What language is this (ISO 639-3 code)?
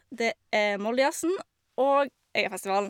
nor